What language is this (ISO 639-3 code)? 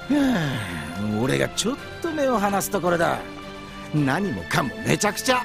jpn